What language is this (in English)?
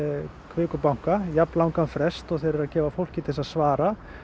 Icelandic